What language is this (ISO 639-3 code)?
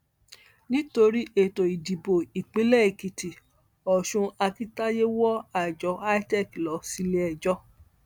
yor